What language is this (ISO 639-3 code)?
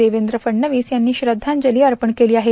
mar